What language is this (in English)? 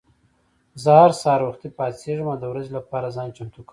Pashto